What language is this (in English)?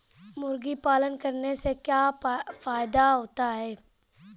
Hindi